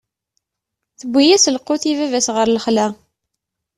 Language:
Kabyle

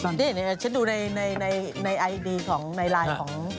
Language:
Thai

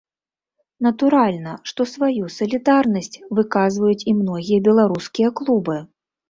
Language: Belarusian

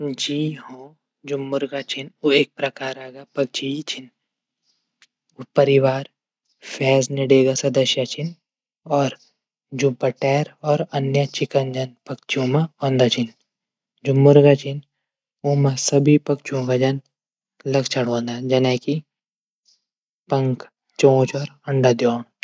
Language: Garhwali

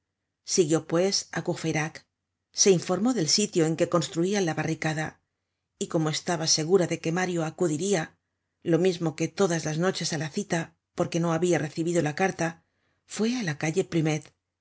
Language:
Spanish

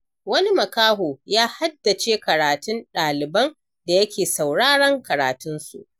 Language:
Hausa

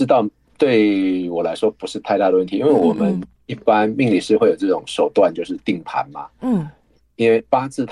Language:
Chinese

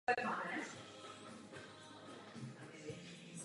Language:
Czech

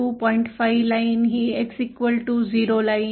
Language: Marathi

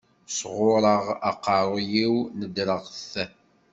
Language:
Kabyle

